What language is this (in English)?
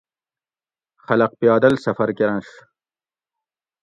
Gawri